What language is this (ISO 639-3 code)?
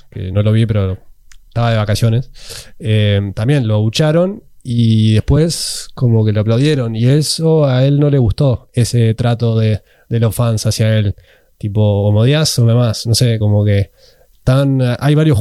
spa